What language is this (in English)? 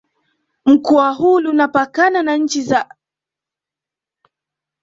Swahili